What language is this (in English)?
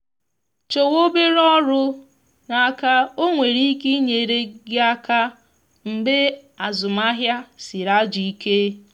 Igbo